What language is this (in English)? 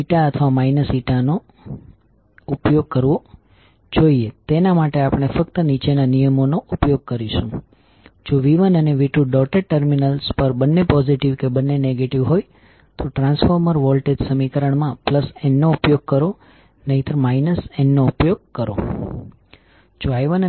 Gujarati